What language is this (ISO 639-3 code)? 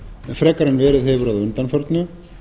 isl